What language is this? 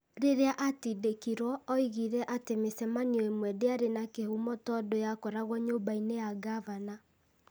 Kikuyu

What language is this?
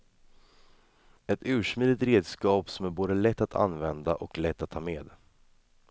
Swedish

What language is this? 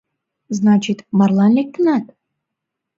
Mari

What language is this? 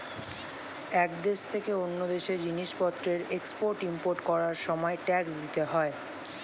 Bangla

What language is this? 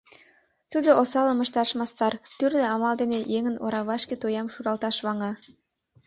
Mari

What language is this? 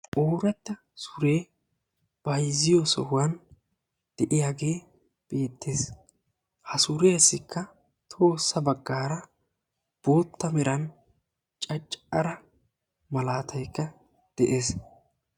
Wolaytta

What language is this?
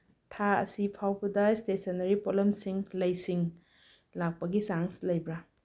Manipuri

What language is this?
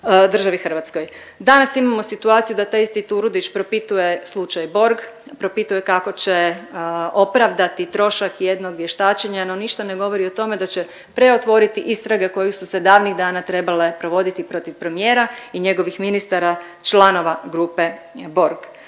Croatian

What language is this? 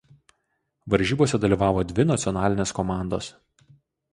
Lithuanian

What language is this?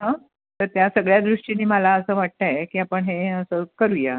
Marathi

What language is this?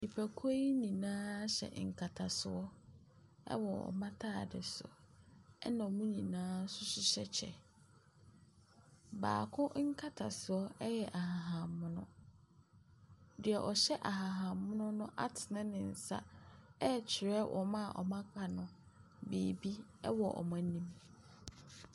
Akan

